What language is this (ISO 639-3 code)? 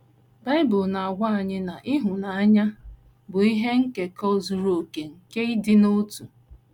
ibo